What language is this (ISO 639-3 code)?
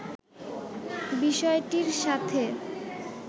ben